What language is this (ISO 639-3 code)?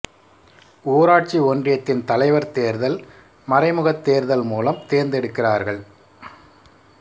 tam